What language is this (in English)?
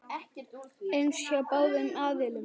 Icelandic